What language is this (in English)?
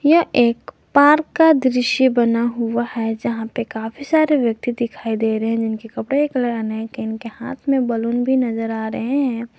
Hindi